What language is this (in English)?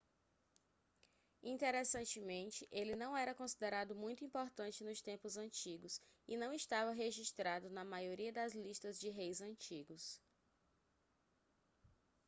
Portuguese